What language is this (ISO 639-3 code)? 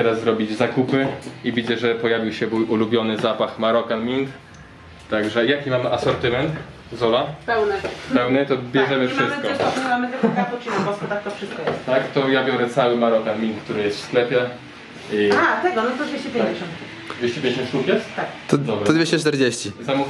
pol